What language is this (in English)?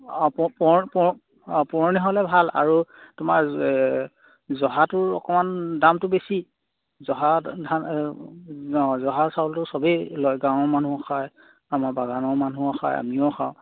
Assamese